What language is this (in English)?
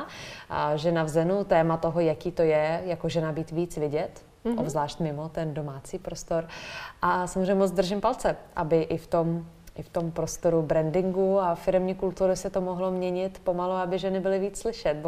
Czech